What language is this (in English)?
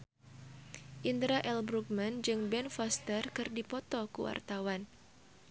Sundanese